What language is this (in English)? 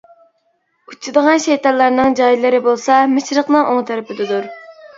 Uyghur